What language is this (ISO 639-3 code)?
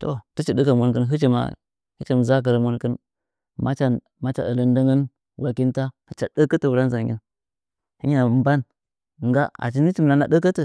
nja